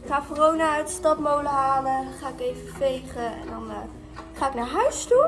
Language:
Dutch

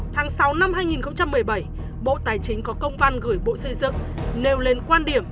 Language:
Vietnamese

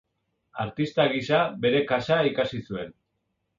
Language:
Basque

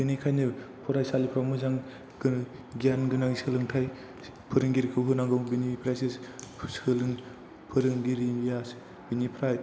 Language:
Bodo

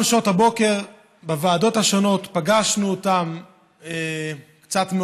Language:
Hebrew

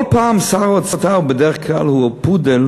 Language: Hebrew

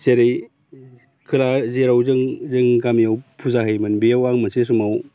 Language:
Bodo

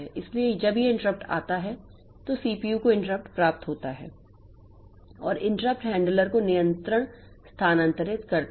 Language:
Hindi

